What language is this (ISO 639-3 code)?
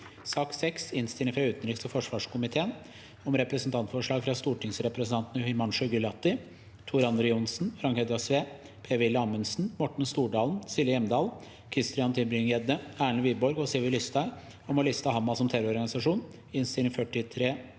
nor